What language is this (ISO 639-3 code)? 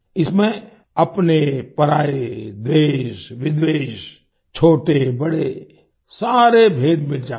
hin